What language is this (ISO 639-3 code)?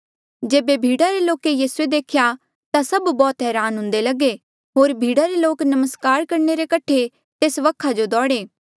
mjl